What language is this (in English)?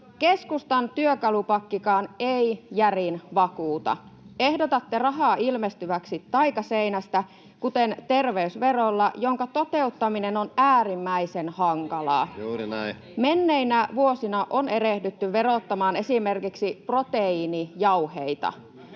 Finnish